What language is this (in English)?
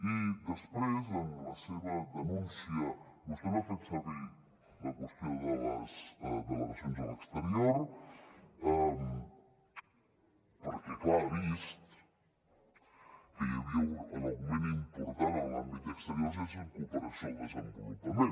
Catalan